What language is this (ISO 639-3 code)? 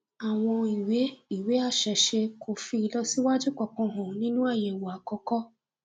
yor